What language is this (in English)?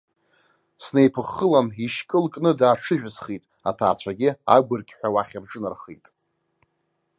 Abkhazian